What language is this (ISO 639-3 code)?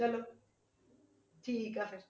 pan